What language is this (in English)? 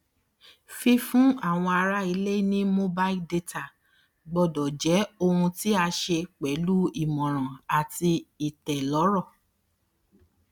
Yoruba